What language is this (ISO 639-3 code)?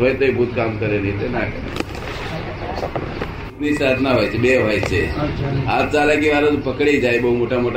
guj